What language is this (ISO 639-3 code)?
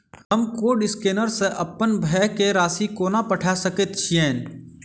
mai